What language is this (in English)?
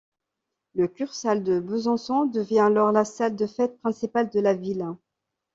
French